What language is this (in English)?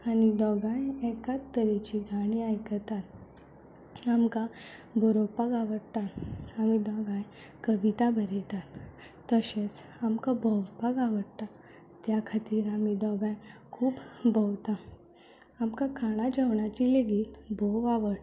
Konkani